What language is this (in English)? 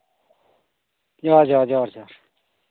Santali